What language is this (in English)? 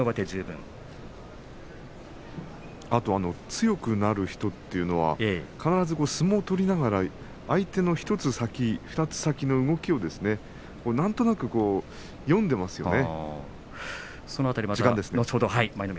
Japanese